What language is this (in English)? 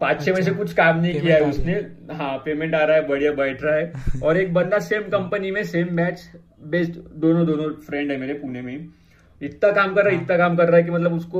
Hindi